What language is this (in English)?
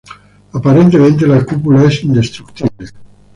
Spanish